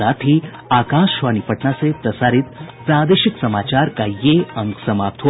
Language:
Hindi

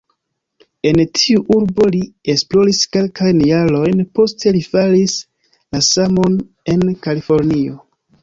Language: Esperanto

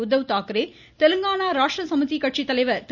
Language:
Tamil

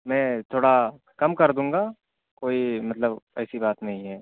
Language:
Urdu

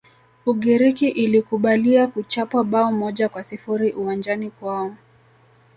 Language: Swahili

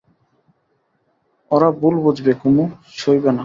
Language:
Bangla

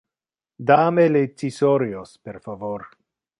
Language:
Interlingua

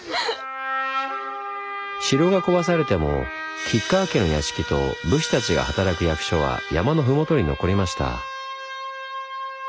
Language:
Japanese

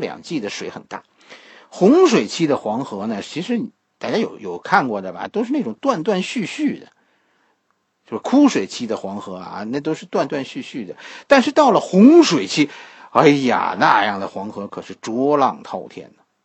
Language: Chinese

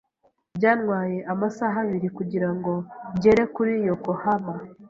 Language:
Kinyarwanda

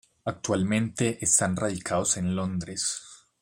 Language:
Spanish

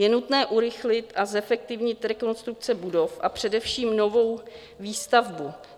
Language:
Czech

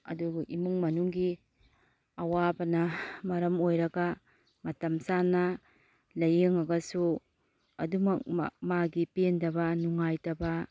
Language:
Manipuri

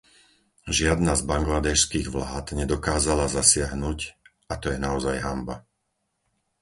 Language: Slovak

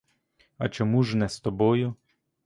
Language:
Ukrainian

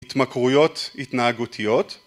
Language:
Hebrew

